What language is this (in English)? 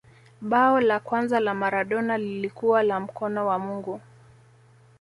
Swahili